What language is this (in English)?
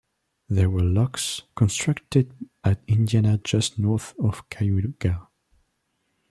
English